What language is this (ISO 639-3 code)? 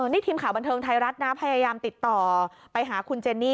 tha